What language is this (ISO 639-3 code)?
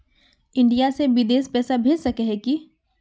mag